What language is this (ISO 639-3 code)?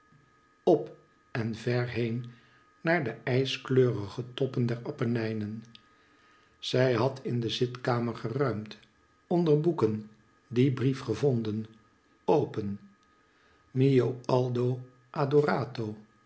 nld